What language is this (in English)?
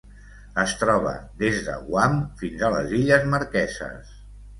Catalan